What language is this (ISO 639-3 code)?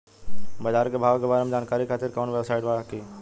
bho